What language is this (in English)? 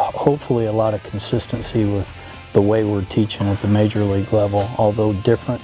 Korean